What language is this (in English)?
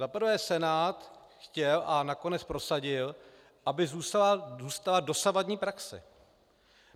Czech